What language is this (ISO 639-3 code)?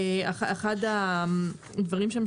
heb